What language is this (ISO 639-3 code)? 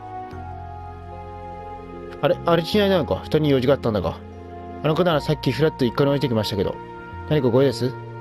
jpn